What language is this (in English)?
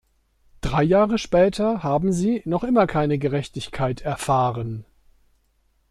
German